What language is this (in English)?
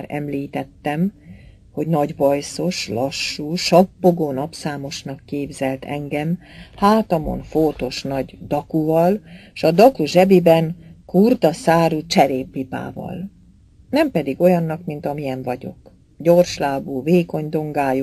Hungarian